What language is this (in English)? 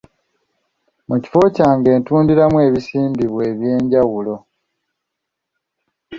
Ganda